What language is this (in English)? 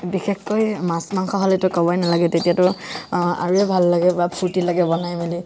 Assamese